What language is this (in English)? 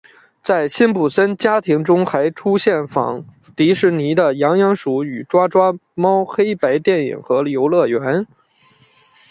Chinese